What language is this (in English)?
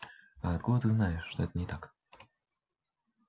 Russian